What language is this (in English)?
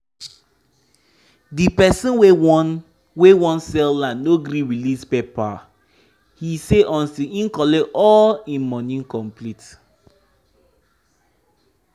Nigerian Pidgin